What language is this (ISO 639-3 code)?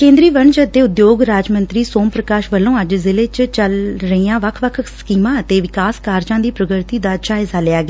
pan